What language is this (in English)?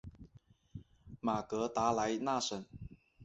Chinese